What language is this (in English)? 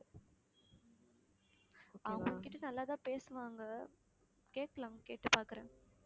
Tamil